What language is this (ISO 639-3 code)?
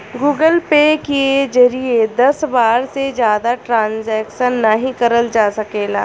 bho